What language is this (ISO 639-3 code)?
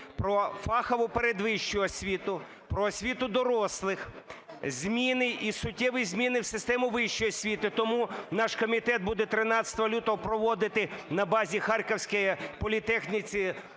ukr